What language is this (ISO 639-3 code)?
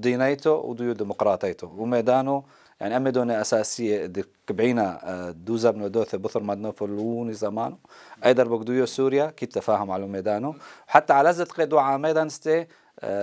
ara